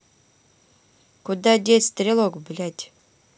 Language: Russian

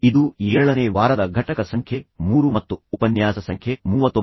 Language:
Kannada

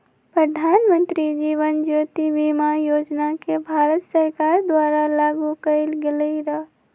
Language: Magahi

